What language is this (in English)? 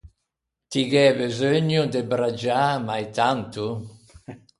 Ligurian